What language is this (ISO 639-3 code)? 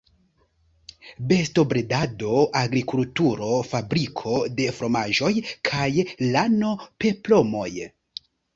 epo